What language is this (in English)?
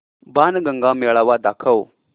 Marathi